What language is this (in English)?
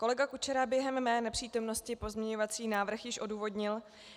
Czech